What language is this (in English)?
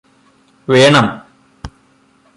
Malayalam